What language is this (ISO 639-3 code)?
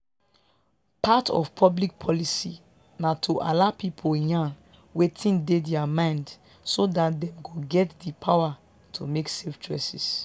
pcm